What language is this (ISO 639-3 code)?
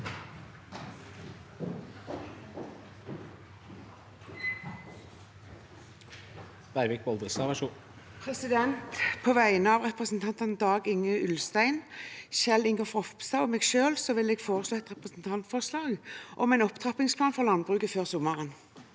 nor